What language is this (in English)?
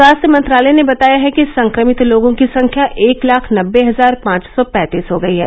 Hindi